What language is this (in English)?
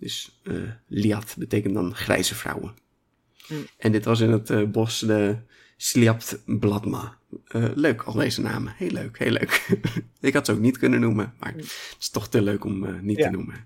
Dutch